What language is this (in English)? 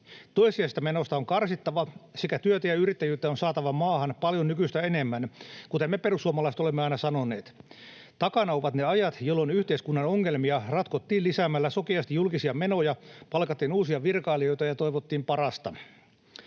Finnish